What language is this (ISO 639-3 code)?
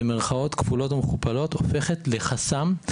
heb